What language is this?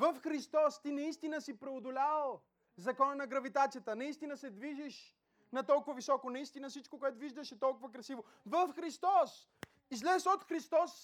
Bulgarian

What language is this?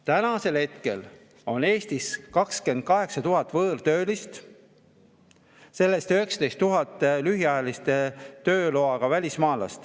Estonian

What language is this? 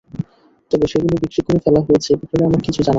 Bangla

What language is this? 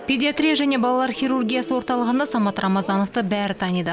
Kazakh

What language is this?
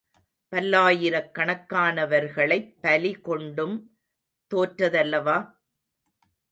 Tamil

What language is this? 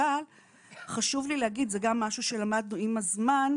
Hebrew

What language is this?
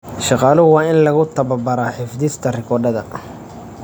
Somali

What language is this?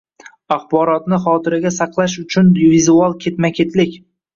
Uzbek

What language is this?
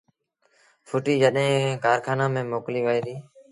Sindhi Bhil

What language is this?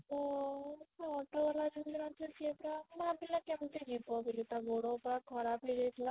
Odia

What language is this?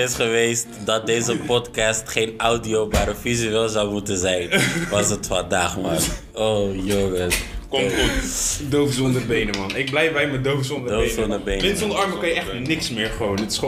Dutch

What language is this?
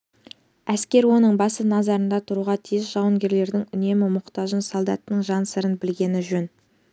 Kazakh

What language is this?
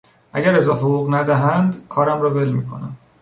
Persian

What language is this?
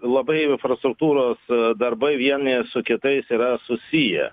Lithuanian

